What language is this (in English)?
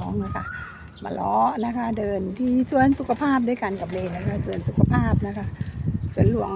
Thai